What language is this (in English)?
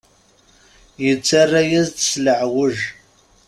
Kabyle